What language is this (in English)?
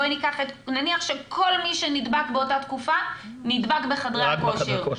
Hebrew